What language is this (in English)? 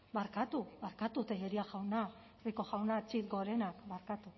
Basque